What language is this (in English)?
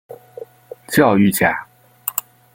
Chinese